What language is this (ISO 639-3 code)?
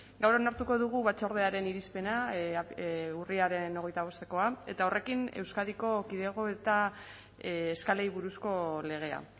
eus